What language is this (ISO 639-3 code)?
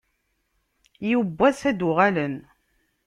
kab